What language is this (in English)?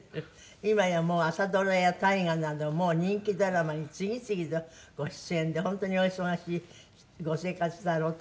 Japanese